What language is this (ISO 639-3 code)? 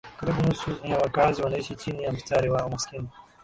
swa